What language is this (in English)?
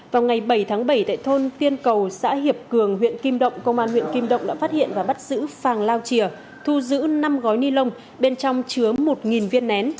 Vietnamese